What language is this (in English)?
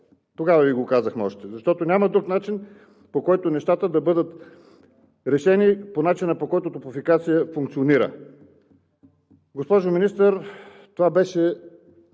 Bulgarian